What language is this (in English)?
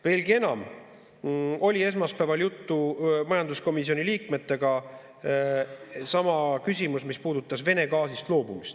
Estonian